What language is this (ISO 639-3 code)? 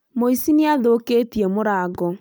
kik